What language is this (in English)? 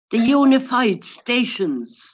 English